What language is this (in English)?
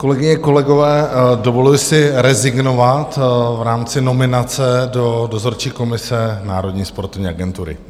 Czech